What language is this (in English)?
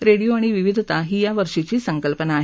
Marathi